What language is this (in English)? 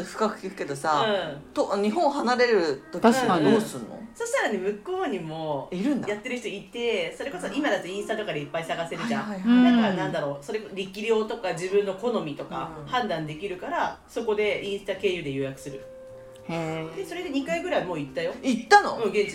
Japanese